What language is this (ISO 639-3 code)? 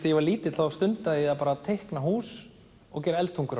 isl